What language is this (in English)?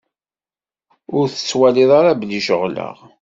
Kabyle